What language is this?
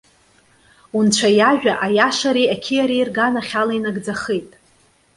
Abkhazian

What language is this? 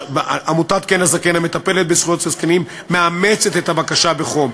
Hebrew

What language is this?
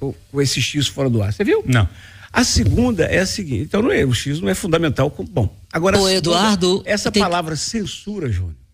Portuguese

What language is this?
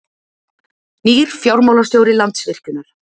Icelandic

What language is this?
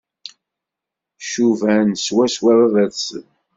Kabyle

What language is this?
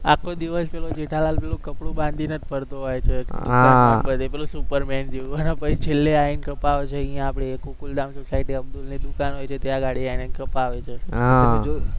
Gujarati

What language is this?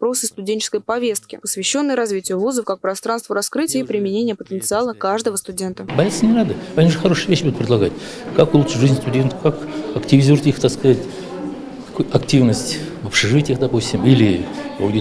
Russian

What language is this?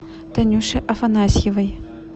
Russian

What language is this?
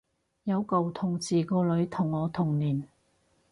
Cantonese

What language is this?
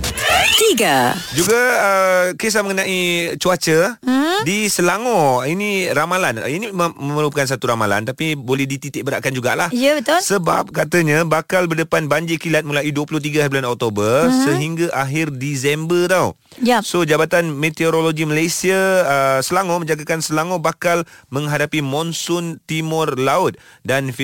Malay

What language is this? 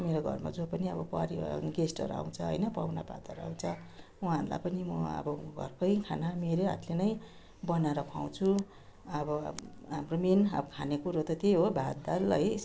Nepali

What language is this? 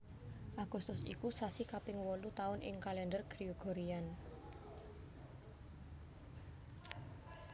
Javanese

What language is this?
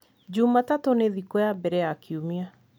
Kikuyu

